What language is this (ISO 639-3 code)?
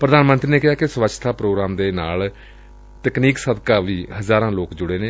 pan